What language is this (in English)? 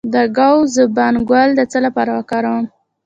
Pashto